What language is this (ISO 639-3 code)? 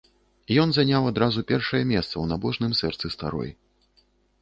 bel